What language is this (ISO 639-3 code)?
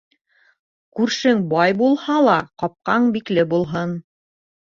bak